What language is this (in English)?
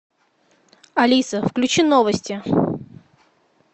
Russian